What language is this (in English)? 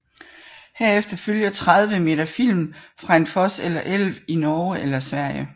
Danish